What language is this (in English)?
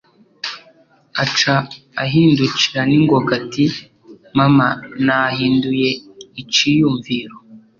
Kinyarwanda